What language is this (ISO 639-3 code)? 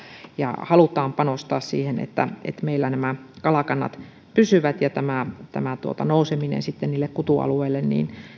fin